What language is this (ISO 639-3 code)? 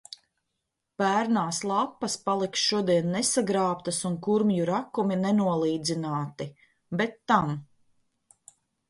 lav